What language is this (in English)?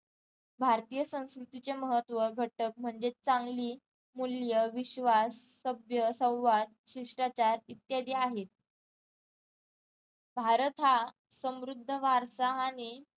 Marathi